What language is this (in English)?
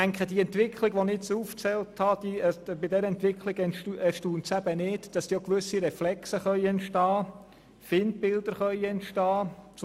Swiss German